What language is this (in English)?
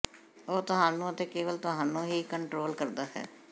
Punjabi